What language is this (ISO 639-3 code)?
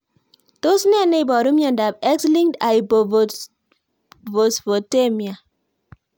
kln